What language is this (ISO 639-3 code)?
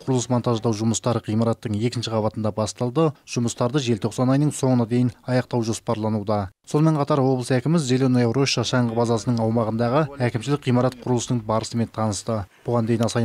tur